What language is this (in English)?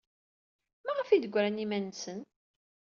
Kabyle